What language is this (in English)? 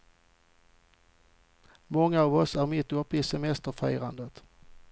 Swedish